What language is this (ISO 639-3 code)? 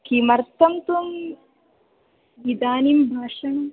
san